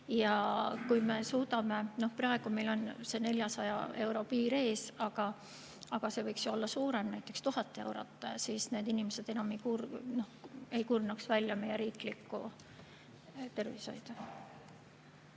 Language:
Estonian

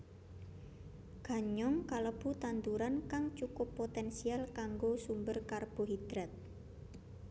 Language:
Javanese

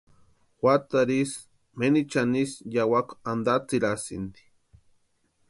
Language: Western Highland Purepecha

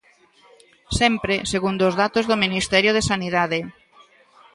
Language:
Galician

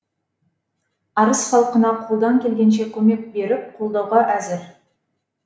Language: Kazakh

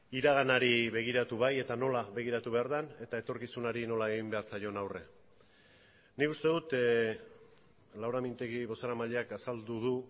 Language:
Basque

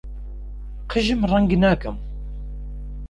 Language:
Central Kurdish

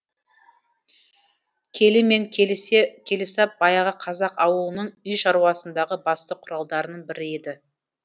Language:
Kazakh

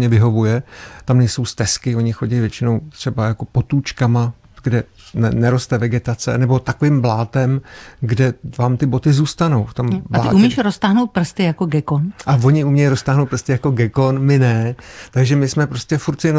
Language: Czech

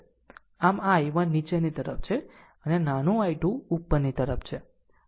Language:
Gujarati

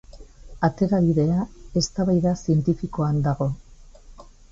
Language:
Basque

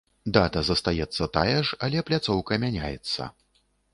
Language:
Belarusian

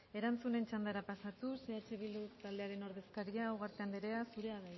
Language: Basque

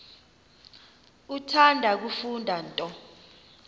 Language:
Xhosa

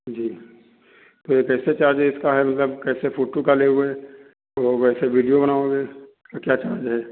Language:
Hindi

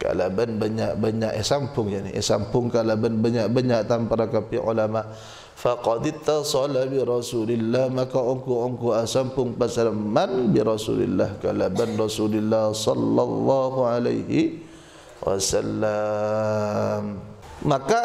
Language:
Malay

